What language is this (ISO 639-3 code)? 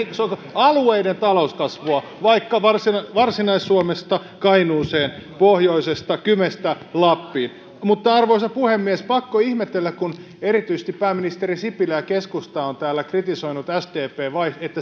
fin